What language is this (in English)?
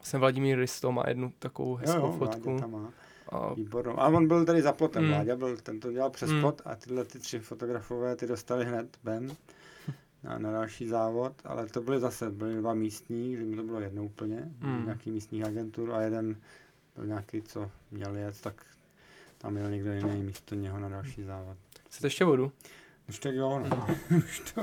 Czech